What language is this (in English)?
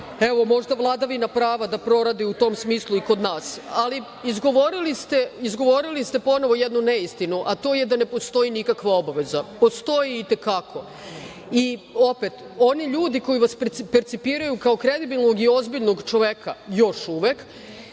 Serbian